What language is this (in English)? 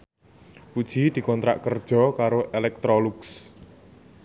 Javanese